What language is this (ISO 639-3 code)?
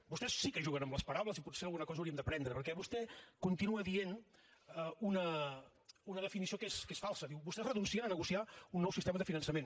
cat